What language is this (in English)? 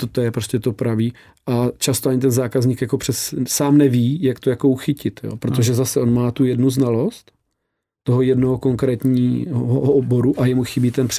Czech